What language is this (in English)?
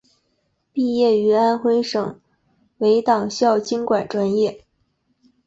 Chinese